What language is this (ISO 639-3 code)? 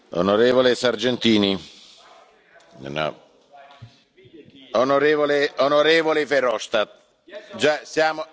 nld